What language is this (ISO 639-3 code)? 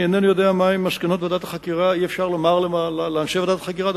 heb